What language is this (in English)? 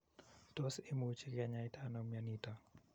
Kalenjin